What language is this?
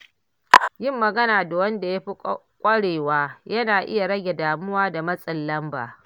Hausa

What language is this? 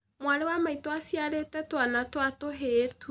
Kikuyu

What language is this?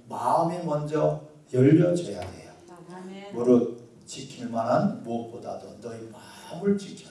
Korean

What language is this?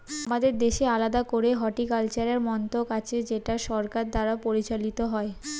Bangla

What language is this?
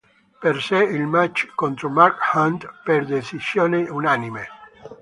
Italian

